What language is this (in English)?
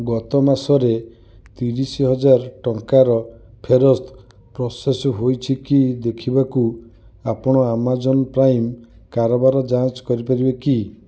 Odia